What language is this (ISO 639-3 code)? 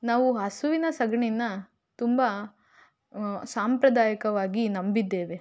kan